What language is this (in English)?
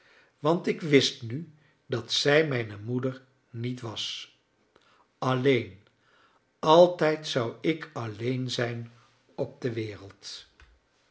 Dutch